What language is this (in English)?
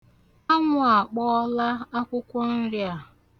Igbo